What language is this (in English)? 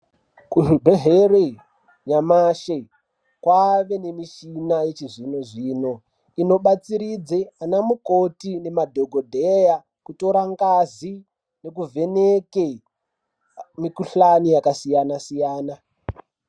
Ndau